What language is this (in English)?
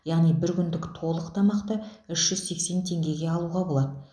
Kazakh